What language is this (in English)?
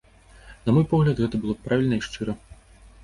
Belarusian